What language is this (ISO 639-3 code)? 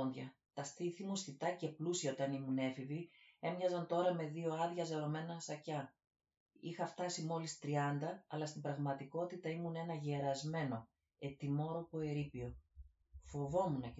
ell